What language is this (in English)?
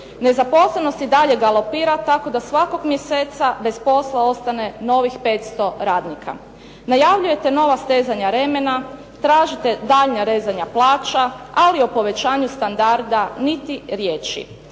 Croatian